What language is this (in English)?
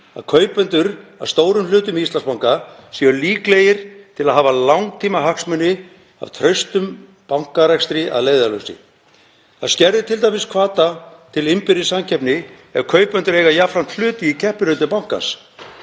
Icelandic